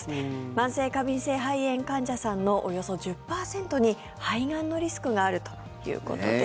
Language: Japanese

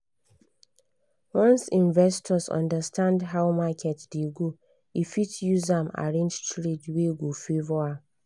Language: Nigerian Pidgin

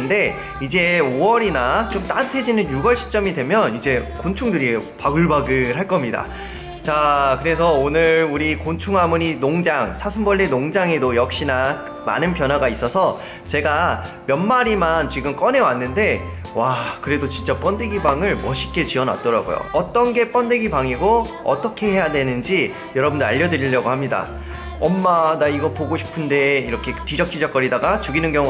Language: Korean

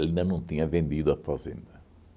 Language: Portuguese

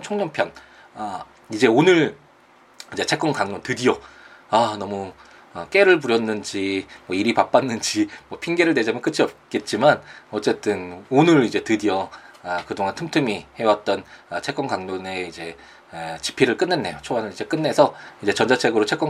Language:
Korean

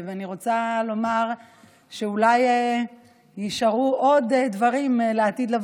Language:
Hebrew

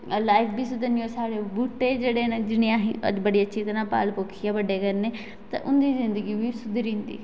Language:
Dogri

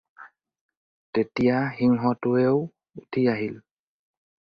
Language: Assamese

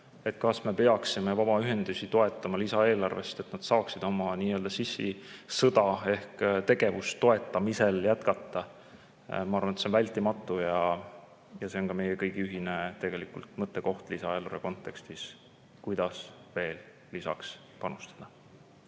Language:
Estonian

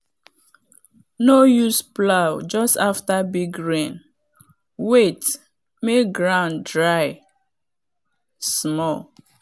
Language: Nigerian Pidgin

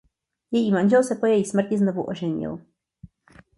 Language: Czech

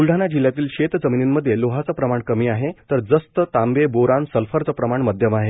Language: Marathi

